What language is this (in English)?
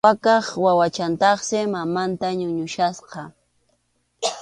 Arequipa-La Unión Quechua